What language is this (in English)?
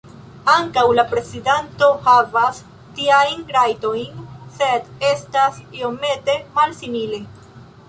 Esperanto